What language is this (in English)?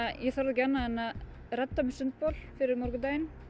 Icelandic